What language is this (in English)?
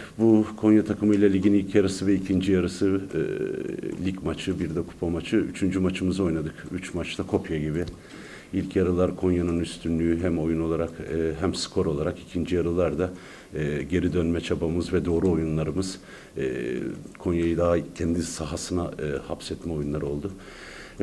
Turkish